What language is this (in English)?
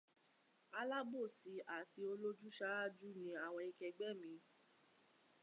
Yoruba